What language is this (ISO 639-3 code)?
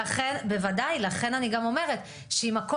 heb